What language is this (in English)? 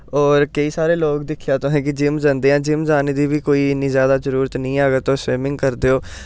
Dogri